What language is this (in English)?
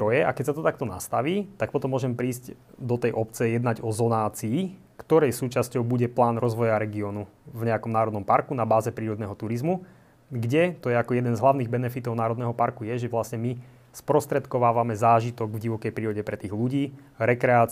Slovak